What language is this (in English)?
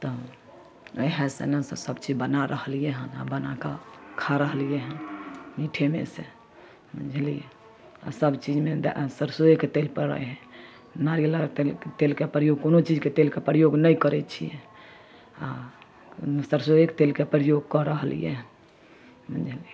Maithili